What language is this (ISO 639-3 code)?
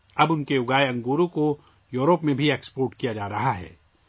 urd